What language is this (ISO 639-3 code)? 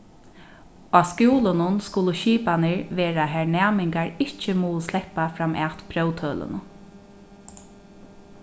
fao